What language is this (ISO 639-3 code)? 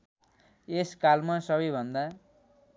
nep